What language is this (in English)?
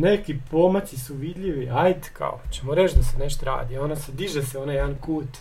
Croatian